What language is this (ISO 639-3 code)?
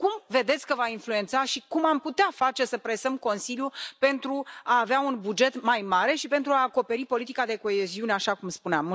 ron